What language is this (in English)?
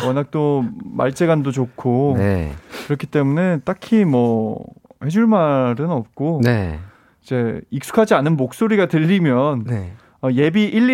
Korean